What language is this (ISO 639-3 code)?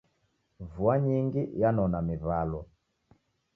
dav